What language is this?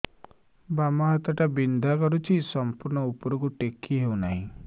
Odia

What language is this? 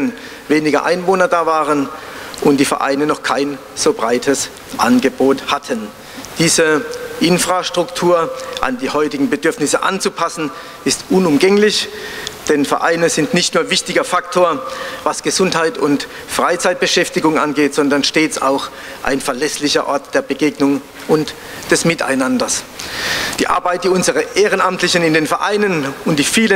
German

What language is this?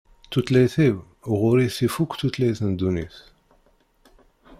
Kabyle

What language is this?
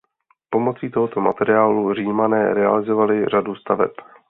Czech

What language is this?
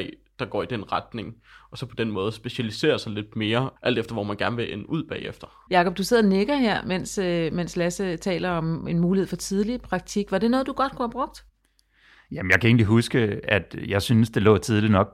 Danish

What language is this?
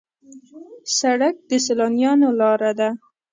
Pashto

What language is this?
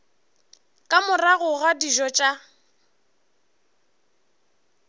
Northern Sotho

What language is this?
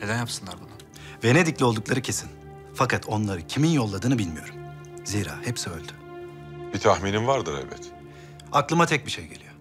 Turkish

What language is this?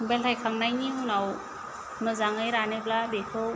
Bodo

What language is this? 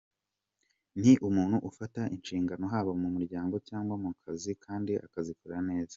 Kinyarwanda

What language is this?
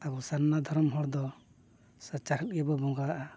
Santali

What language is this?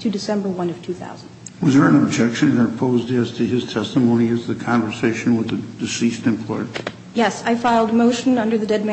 English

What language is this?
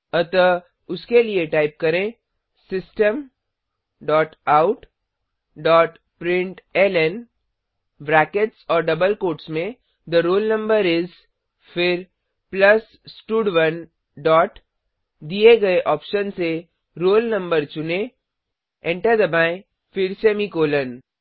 Hindi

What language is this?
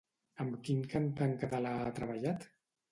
Catalan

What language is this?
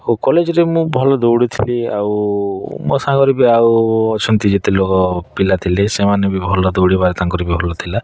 Odia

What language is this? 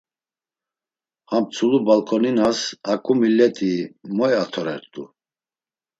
Laz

